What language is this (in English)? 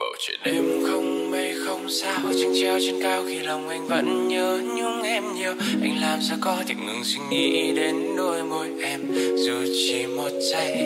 Vietnamese